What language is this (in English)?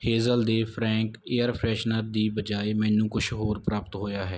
Punjabi